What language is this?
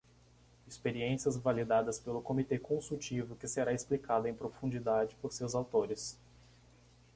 Portuguese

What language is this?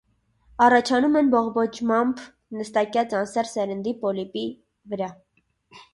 Armenian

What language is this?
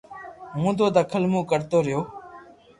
Loarki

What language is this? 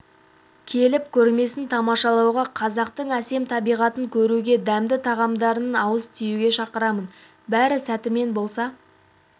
Kazakh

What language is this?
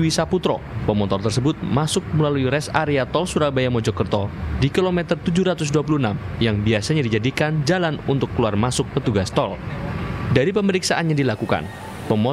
Indonesian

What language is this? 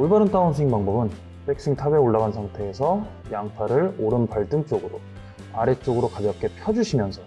Korean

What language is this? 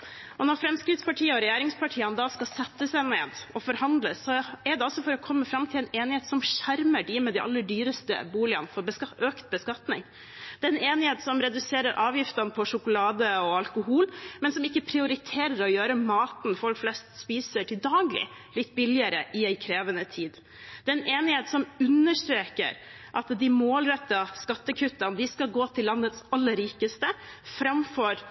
Norwegian Bokmål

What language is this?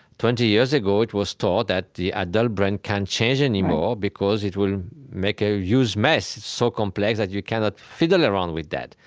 English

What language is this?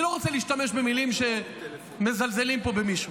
Hebrew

